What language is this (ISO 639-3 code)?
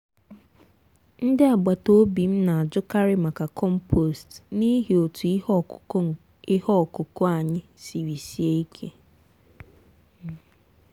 ibo